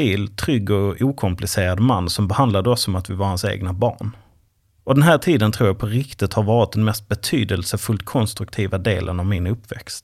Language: Swedish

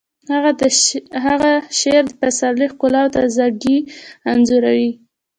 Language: Pashto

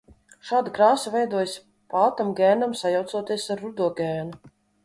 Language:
Latvian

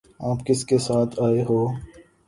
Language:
Urdu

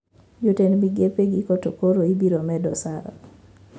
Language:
Luo (Kenya and Tanzania)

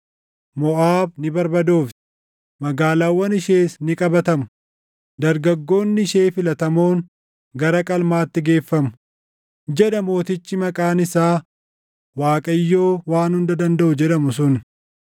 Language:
Oromo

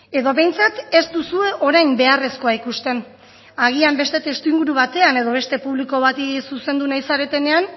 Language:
Basque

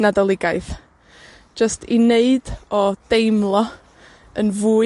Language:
Welsh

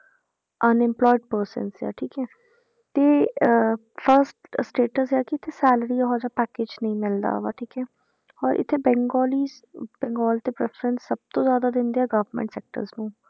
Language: Punjabi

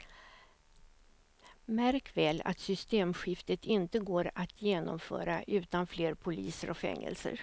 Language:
Swedish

